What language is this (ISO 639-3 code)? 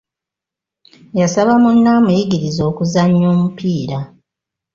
lug